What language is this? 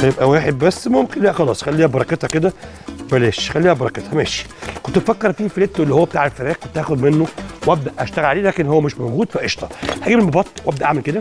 Arabic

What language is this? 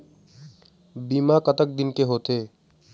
Chhattisgarhi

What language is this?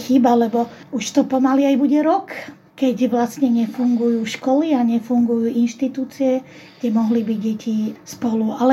Slovak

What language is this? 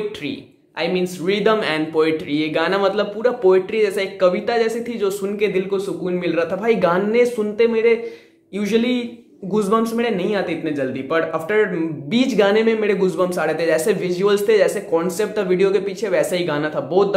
Hindi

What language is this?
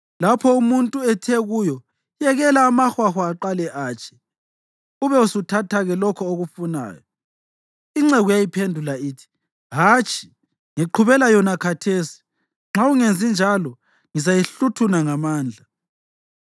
North Ndebele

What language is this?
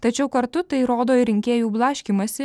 Lithuanian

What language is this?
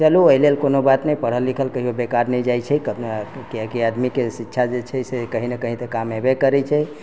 Maithili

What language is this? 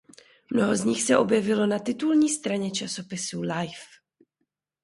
Czech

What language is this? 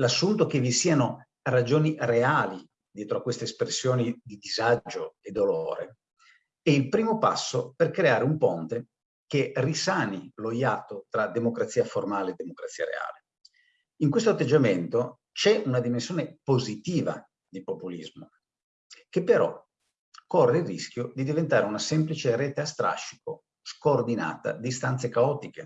Italian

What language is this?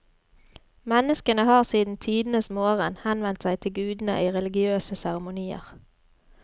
Norwegian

